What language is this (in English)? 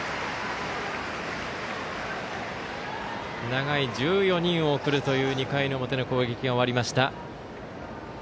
Japanese